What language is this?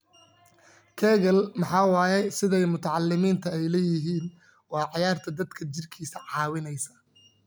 Somali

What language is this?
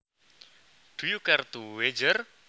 Javanese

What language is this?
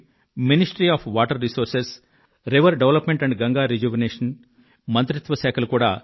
Telugu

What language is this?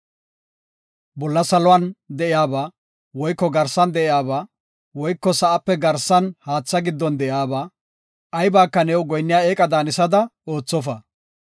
Gofa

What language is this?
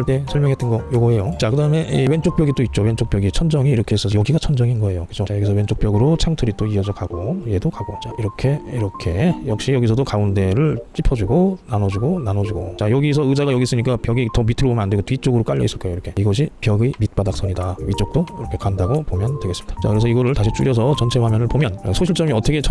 Korean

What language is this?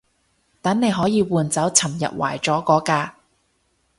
Cantonese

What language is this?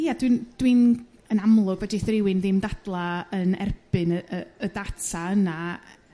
Welsh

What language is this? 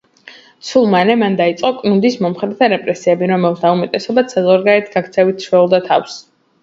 Georgian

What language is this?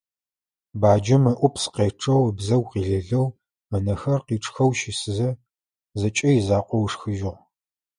Adyghe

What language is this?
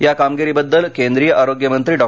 Marathi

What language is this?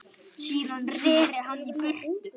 Icelandic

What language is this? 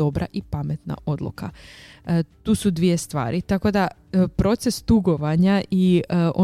Croatian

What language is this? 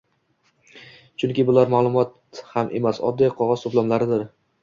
Uzbek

